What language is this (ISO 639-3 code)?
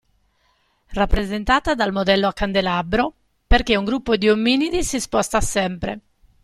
ita